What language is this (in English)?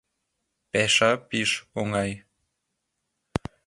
Mari